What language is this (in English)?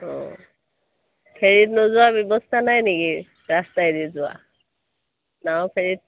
Assamese